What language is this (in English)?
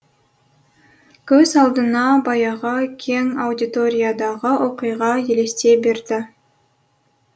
Kazakh